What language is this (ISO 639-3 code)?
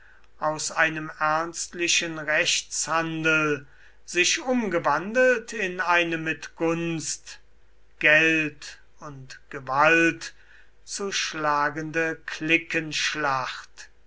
deu